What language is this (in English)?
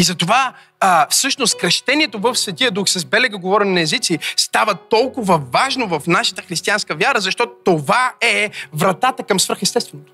Bulgarian